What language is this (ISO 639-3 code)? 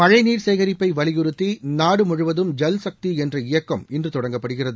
tam